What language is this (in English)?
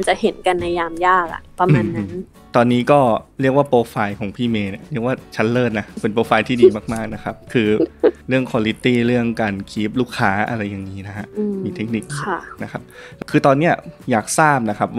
Thai